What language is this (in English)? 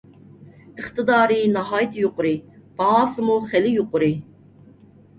Uyghur